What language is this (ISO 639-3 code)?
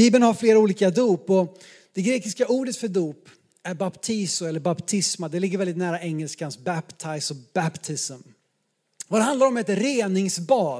swe